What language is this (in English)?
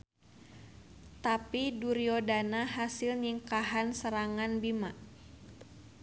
Sundanese